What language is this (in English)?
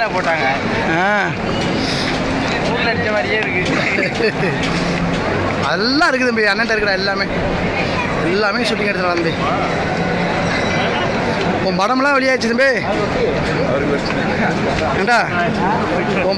Spanish